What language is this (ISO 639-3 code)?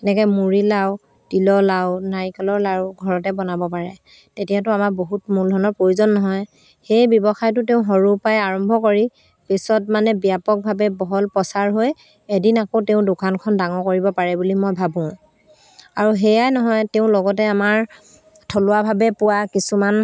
asm